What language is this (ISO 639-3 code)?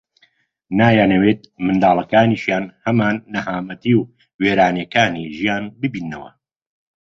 ckb